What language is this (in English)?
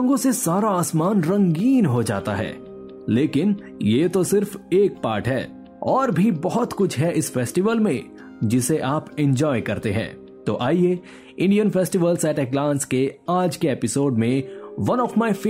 Hindi